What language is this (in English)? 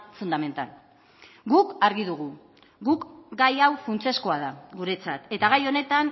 Basque